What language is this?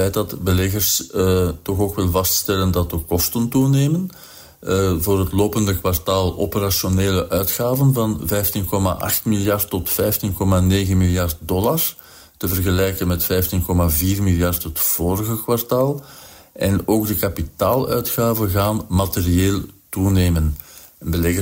Dutch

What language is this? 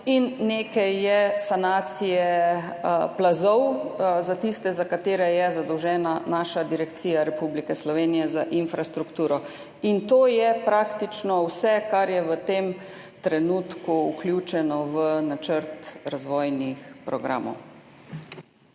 Slovenian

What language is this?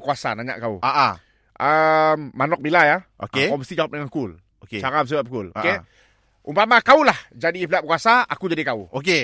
Malay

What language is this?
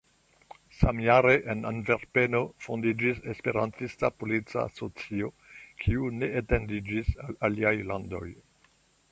Esperanto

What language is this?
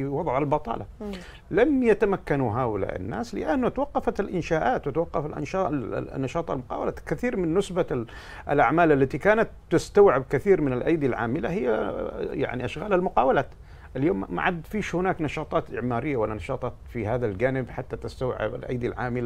Arabic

